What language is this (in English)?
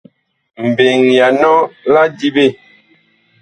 Bakoko